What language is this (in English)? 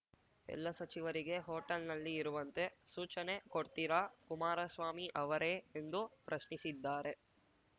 Kannada